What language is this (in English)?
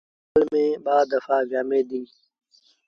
Sindhi Bhil